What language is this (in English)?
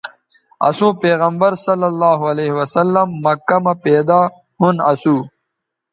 Bateri